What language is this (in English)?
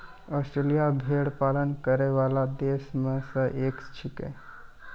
Maithili